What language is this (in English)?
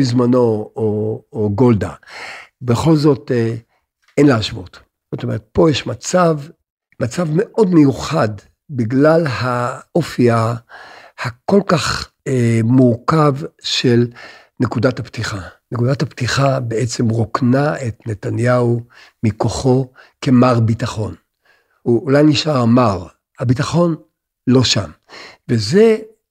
Hebrew